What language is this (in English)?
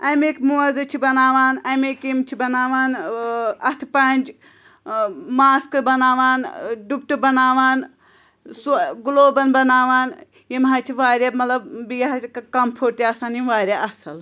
Kashmiri